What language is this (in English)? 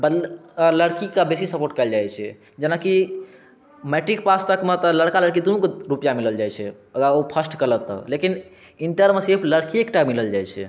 Maithili